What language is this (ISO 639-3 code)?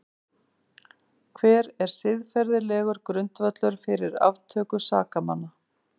isl